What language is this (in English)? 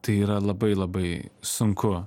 Lithuanian